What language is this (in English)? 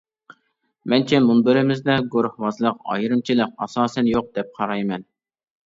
Uyghur